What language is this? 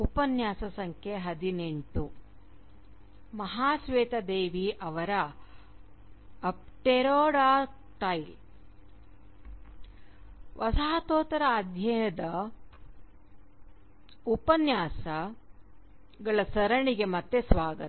Kannada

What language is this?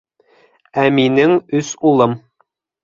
Bashkir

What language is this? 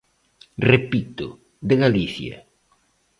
Galician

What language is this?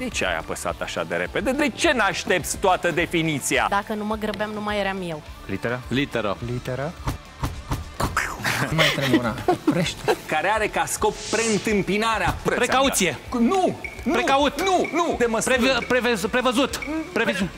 Romanian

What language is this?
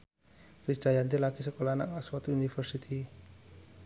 Javanese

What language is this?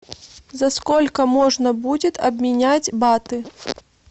Russian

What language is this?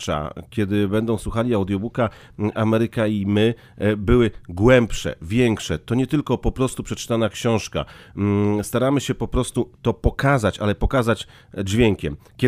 Polish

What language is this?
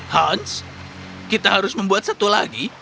Indonesian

